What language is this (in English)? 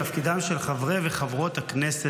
Hebrew